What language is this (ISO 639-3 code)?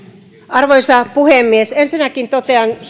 fin